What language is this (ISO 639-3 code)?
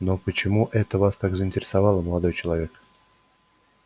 rus